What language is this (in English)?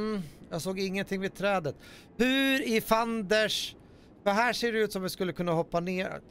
Swedish